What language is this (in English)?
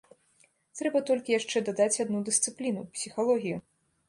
Belarusian